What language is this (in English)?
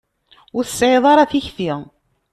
Kabyle